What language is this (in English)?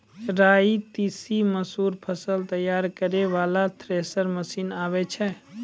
Maithili